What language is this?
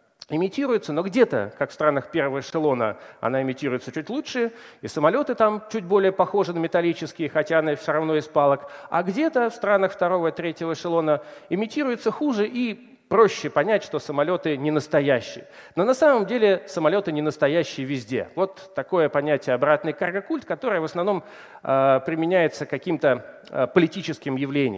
Russian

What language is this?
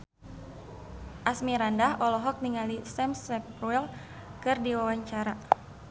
Sundanese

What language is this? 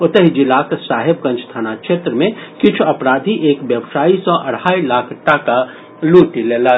Maithili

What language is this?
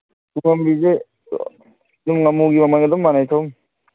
Manipuri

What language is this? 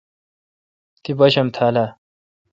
Kalkoti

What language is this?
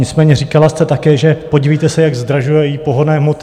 Czech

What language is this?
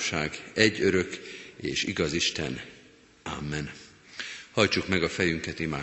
Hungarian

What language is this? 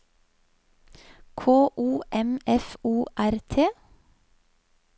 Norwegian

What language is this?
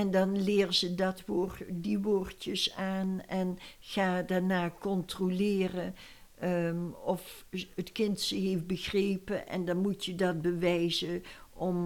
Dutch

